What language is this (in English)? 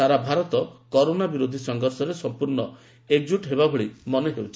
Odia